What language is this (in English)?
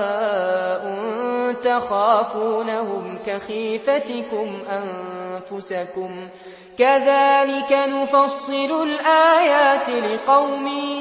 Arabic